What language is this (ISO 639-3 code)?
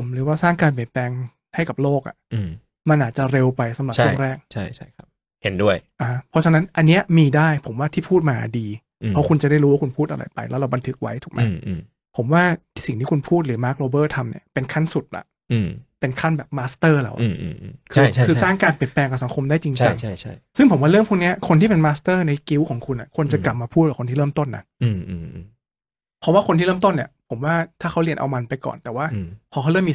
tha